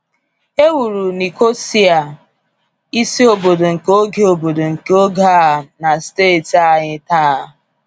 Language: Igbo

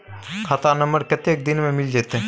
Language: Maithili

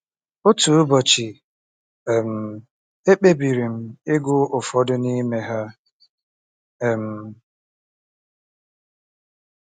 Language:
Igbo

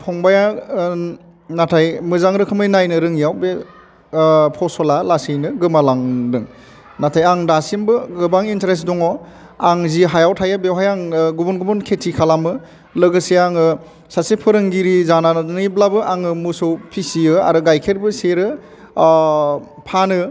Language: Bodo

